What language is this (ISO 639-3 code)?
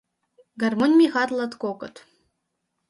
chm